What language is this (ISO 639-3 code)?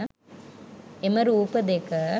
sin